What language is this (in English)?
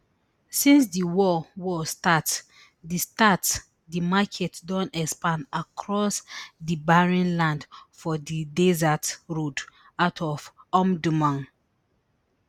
Nigerian Pidgin